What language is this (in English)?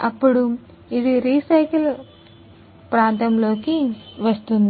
Telugu